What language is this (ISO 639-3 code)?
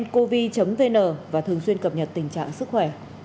vie